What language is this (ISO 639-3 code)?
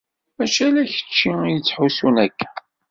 kab